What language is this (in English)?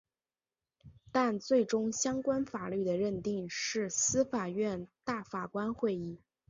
Chinese